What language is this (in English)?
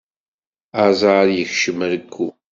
Kabyle